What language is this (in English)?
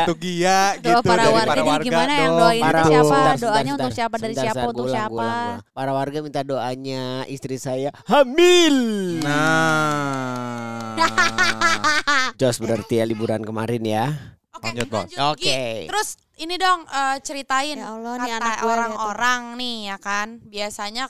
Indonesian